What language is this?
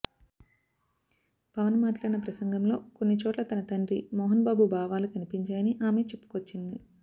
Telugu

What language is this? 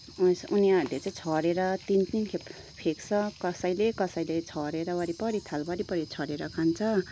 Nepali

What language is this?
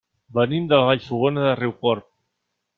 Catalan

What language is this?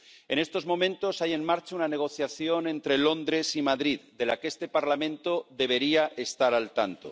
Spanish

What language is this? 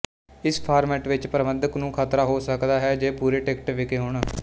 Punjabi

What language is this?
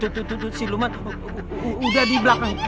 Indonesian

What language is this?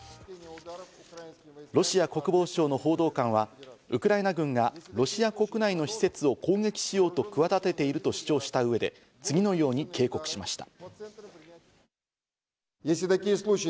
Japanese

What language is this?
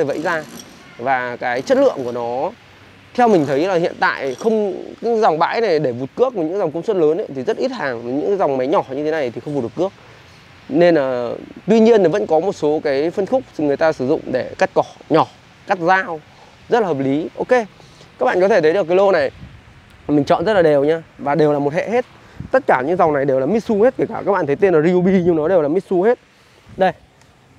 Vietnamese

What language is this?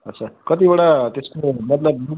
Nepali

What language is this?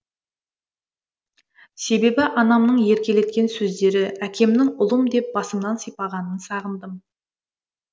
Kazakh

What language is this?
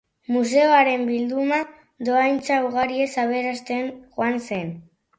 Basque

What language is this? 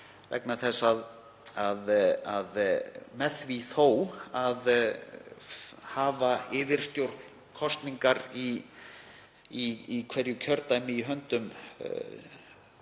Icelandic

